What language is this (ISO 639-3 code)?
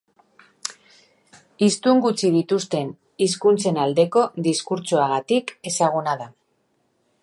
eus